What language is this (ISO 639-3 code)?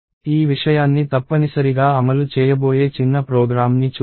tel